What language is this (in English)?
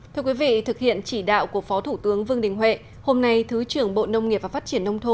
Vietnamese